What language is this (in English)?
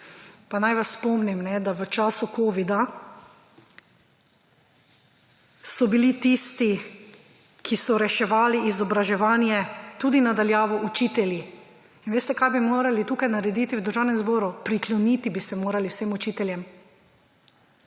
Slovenian